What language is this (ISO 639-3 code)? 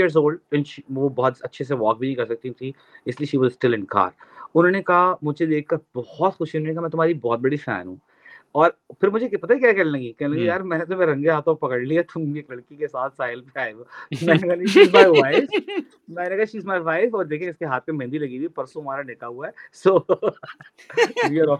urd